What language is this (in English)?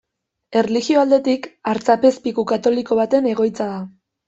Basque